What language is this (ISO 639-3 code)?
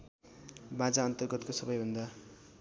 nep